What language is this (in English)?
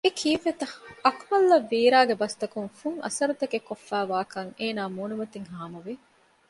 Divehi